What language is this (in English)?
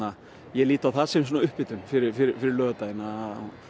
Icelandic